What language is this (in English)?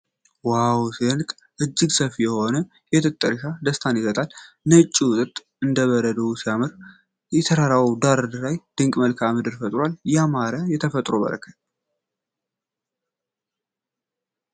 Amharic